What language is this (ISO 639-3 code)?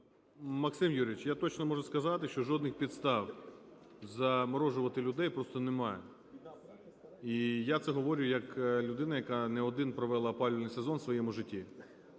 ukr